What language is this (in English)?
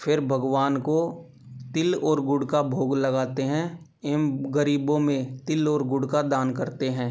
Hindi